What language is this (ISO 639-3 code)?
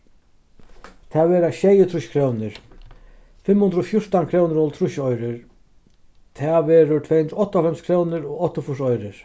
fao